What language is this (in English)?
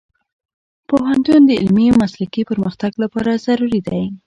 Pashto